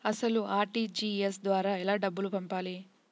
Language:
Telugu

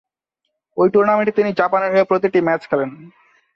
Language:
Bangla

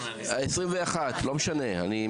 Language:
Hebrew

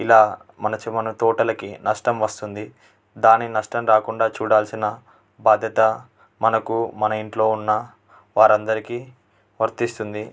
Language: Telugu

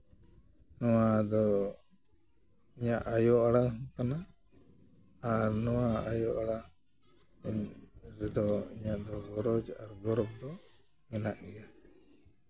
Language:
Santali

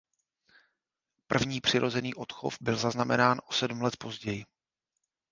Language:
Czech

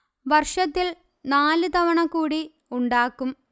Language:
Malayalam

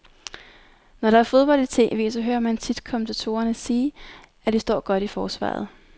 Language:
Danish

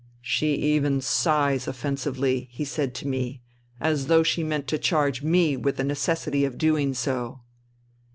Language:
English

